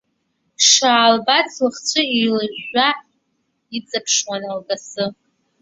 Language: Abkhazian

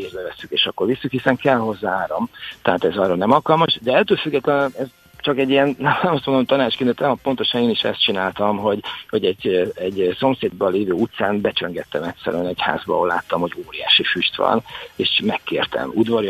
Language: Hungarian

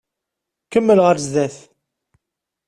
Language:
Kabyle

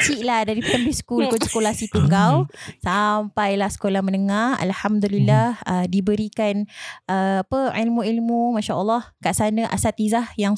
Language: Malay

